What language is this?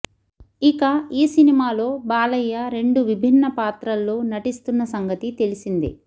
Telugu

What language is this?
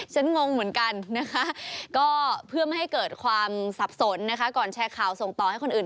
Thai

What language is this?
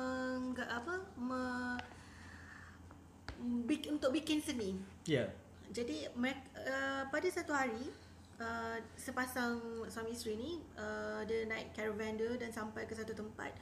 Malay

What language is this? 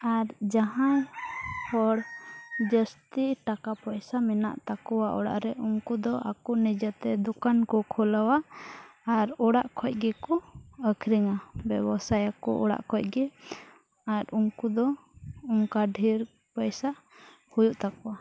Santali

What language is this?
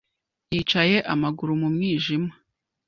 Kinyarwanda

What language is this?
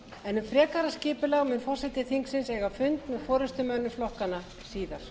Icelandic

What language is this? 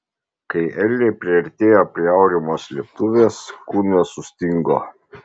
Lithuanian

